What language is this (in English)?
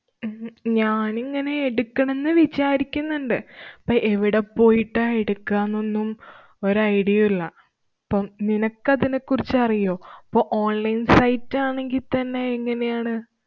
Malayalam